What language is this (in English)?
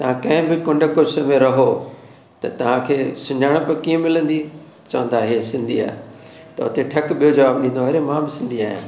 Sindhi